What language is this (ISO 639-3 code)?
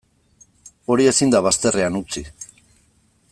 eus